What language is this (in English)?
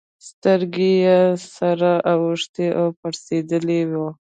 Pashto